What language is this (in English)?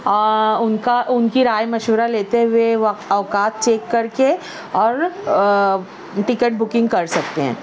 Urdu